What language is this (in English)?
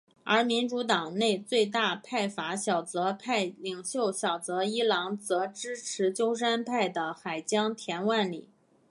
Chinese